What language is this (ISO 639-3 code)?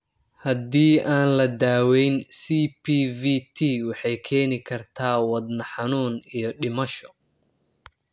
som